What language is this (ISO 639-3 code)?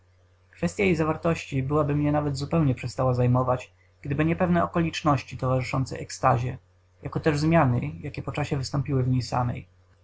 pol